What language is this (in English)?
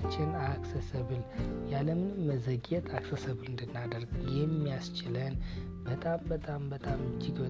Amharic